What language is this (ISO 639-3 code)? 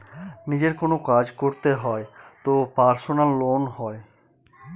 ben